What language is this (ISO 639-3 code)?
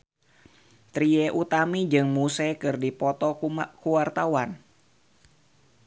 sun